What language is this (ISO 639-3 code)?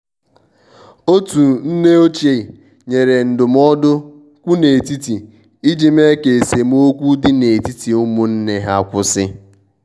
ibo